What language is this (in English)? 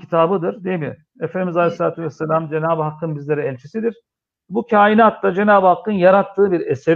Turkish